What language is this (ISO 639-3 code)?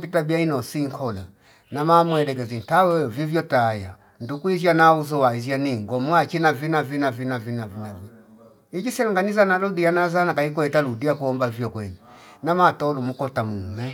fip